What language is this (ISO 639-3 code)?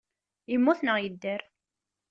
kab